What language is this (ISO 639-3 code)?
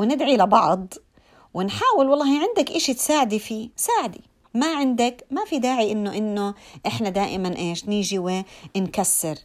ara